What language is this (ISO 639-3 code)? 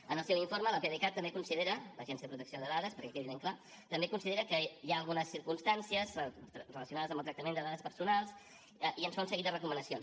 cat